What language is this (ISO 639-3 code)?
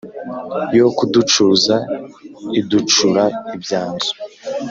kin